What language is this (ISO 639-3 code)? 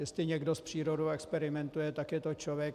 ces